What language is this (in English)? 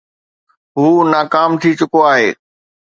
Sindhi